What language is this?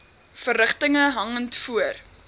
Afrikaans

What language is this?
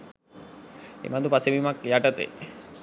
Sinhala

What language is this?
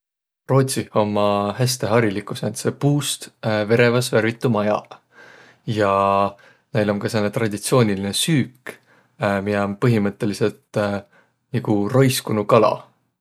Võro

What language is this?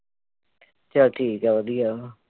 Punjabi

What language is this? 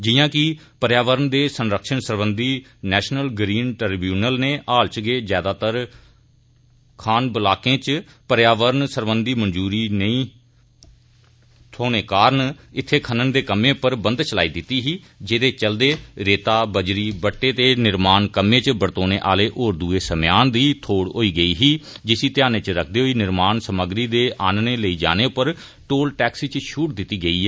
Dogri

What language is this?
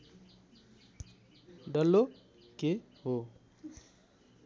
Nepali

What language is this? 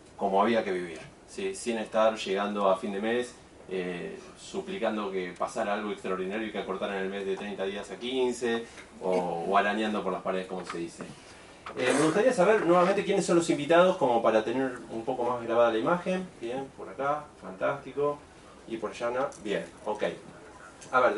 Spanish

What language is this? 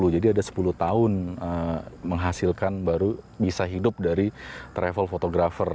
Indonesian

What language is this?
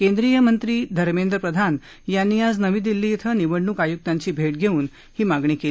Marathi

